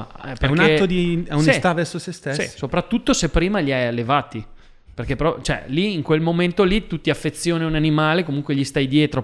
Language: Italian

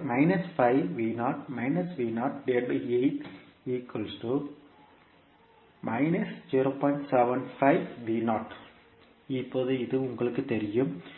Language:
Tamil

